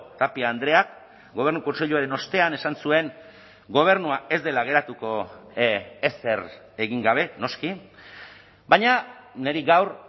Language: Basque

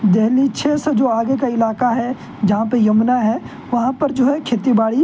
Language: Urdu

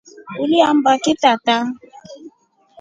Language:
Rombo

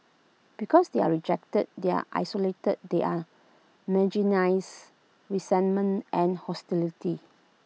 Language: English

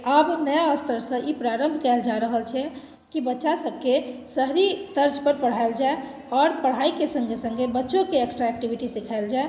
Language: Maithili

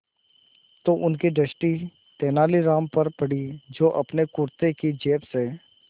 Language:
Hindi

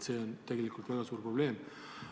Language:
Estonian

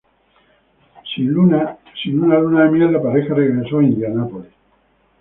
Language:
Spanish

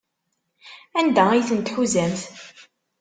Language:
Kabyle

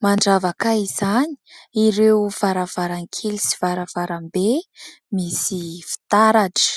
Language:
Malagasy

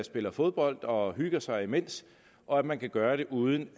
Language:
Danish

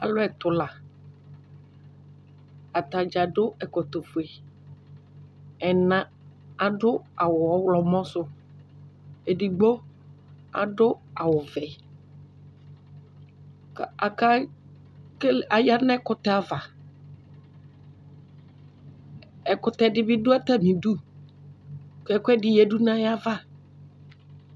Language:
Ikposo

